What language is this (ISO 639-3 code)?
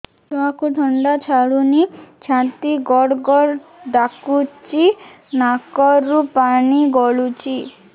ori